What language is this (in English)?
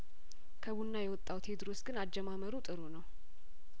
Amharic